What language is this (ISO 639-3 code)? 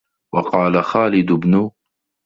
ara